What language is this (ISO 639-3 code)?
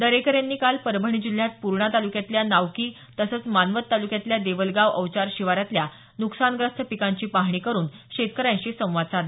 mar